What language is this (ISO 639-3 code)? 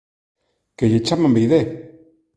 glg